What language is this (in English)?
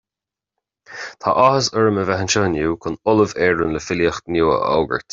Irish